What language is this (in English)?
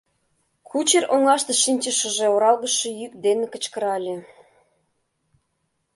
Mari